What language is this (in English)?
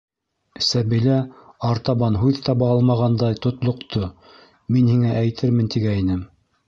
Bashkir